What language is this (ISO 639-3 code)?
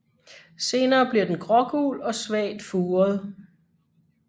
dan